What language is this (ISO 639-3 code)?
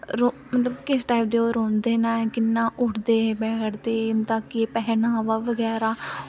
doi